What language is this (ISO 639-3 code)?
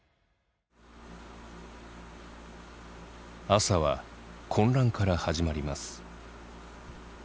jpn